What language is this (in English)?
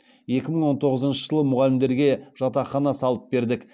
Kazakh